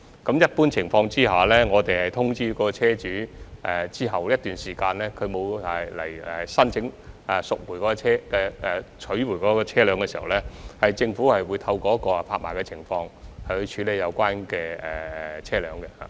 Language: Cantonese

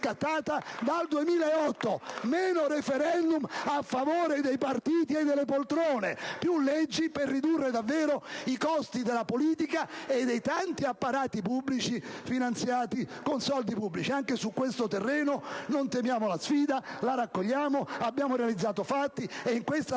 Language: Italian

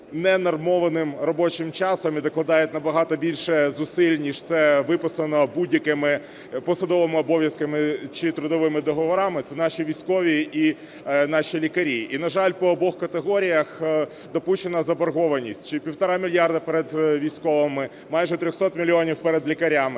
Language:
Ukrainian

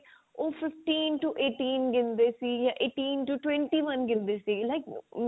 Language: Punjabi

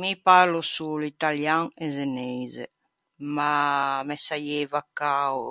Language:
Ligurian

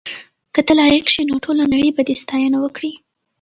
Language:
Pashto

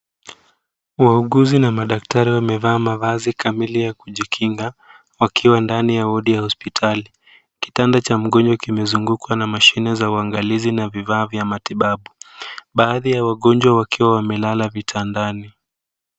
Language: Swahili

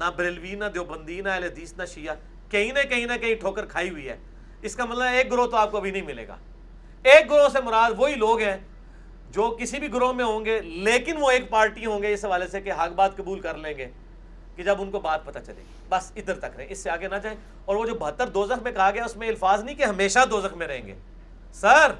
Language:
Urdu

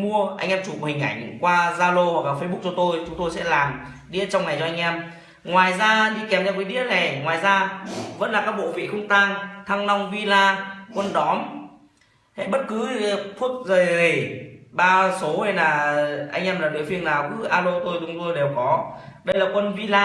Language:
Vietnamese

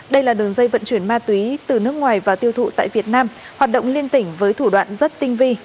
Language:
Vietnamese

